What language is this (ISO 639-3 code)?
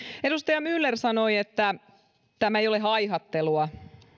fin